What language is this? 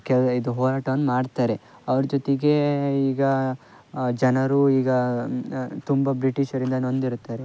Kannada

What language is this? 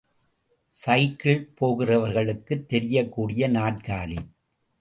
Tamil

